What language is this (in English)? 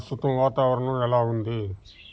Telugu